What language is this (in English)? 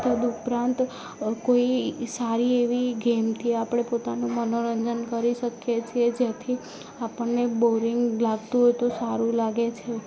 Gujarati